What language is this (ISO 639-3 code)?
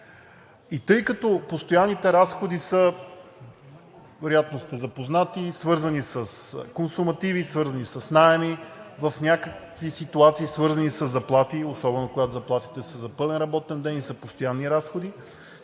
bul